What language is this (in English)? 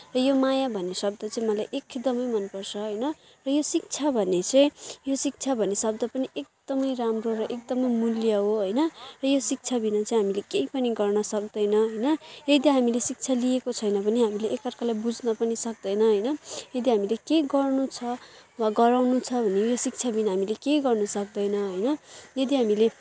Nepali